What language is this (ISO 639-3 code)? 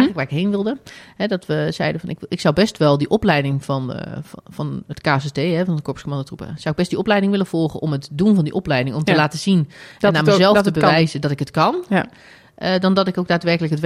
nld